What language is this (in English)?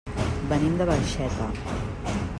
Catalan